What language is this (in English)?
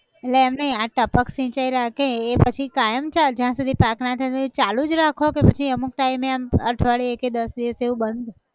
Gujarati